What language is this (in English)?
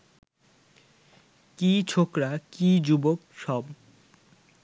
Bangla